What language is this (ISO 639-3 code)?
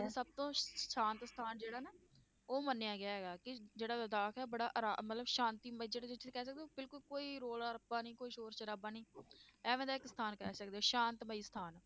pan